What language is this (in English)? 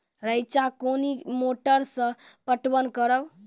Maithili